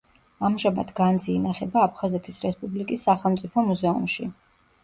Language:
Georgian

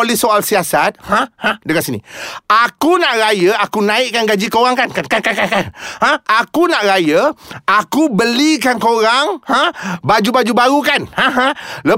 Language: Malay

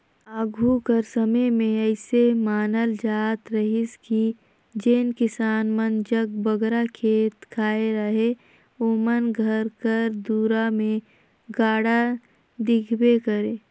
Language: Chhattisgarhi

